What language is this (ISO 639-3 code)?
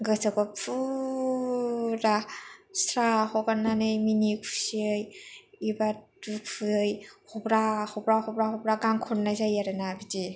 brx